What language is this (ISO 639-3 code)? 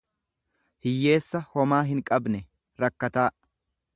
orm